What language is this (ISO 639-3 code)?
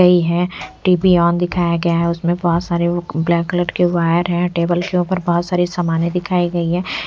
hin